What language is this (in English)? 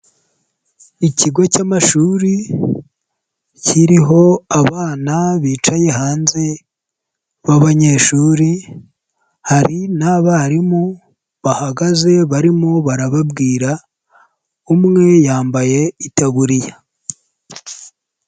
Kinyarwanda